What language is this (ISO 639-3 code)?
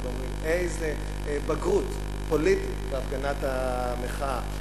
heb